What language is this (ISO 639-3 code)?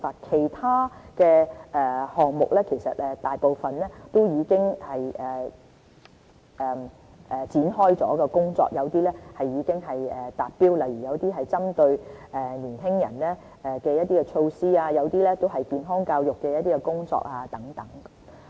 yue